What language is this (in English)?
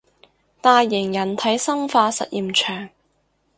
Cantonese